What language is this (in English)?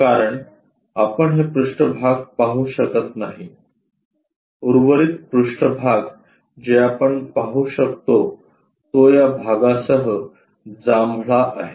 Marathi